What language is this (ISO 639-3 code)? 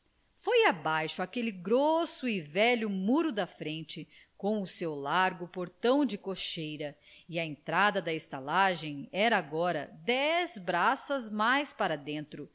por